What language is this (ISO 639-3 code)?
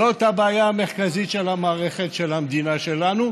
heb